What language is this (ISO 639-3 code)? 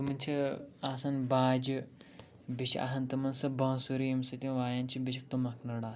kas